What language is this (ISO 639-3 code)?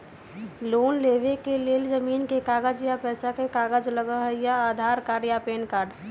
mag